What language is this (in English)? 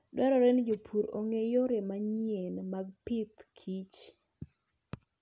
Luo (Kenya and Tanzania)